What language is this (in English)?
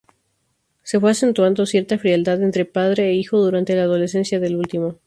Spanish